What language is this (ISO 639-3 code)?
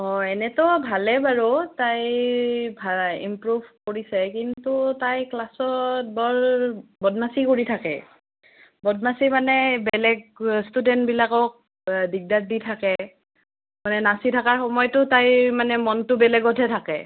asm